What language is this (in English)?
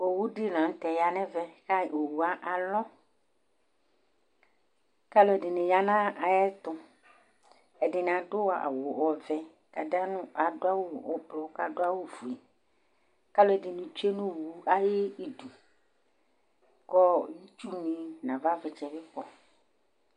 Ikposo